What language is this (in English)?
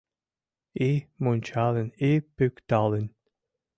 Mari